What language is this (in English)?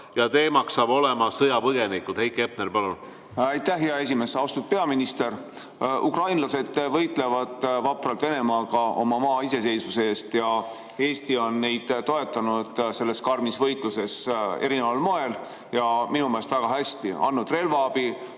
Estonian